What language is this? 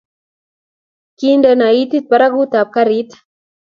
Kalenjin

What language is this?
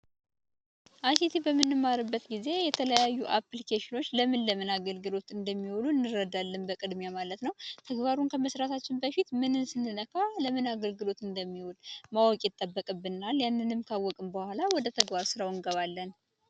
Amharic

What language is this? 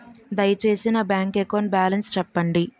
Telugu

